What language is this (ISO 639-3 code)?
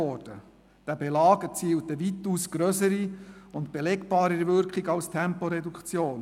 gsw